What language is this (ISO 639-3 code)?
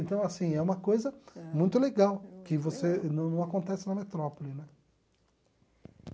por